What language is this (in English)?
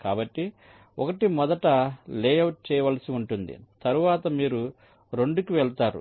Telugu